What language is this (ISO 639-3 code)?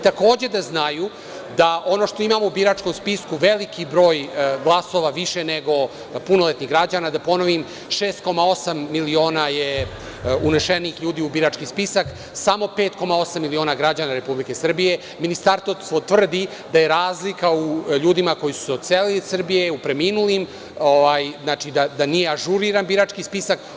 srp